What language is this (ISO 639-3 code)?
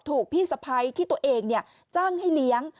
tha